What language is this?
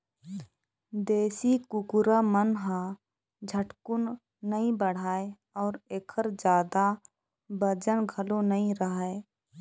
Chhattisgarhi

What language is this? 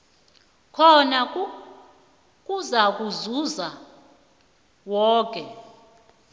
South Ndebele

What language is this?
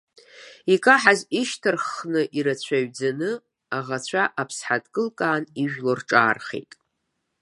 Abkhazian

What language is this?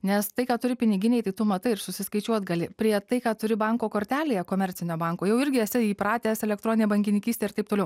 Lithuanian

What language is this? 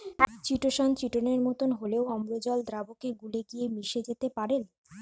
Bangla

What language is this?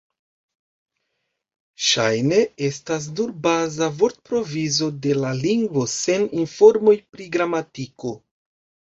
Esperanto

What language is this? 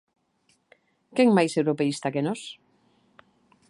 Galician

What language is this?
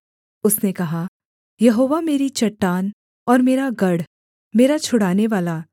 Hindi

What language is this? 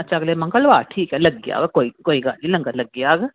Dogri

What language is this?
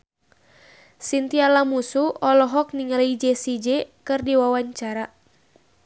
Sundanese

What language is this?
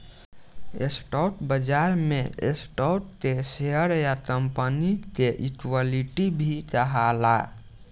Bhojpuri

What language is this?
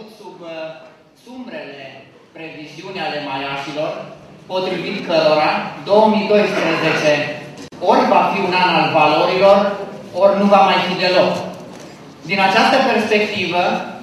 Romanian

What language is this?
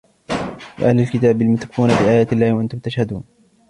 Arabic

